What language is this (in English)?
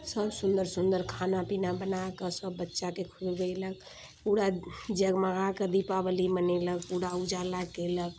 Maithili